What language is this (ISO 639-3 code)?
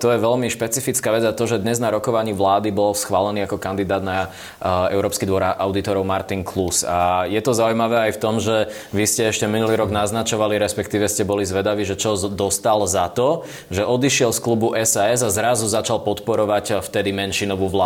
slk